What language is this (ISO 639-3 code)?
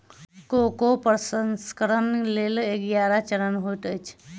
mai